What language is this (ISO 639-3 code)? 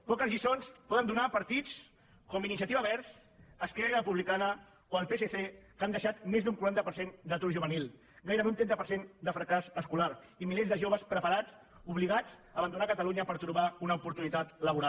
cat